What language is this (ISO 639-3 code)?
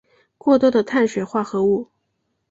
zho